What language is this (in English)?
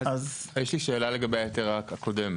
Hebrew